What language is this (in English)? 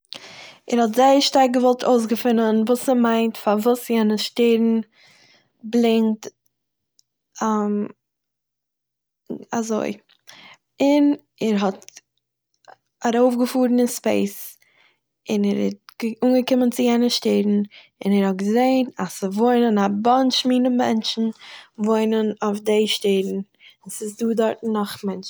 Yiddish